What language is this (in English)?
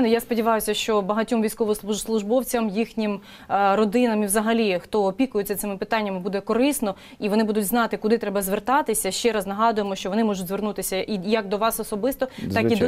Ukrainian